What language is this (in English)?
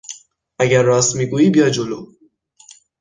Persian